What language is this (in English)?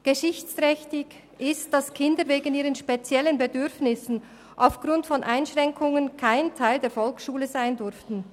Swiss German